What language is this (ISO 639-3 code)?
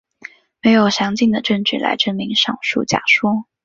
zho